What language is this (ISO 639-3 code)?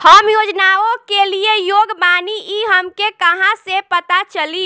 bho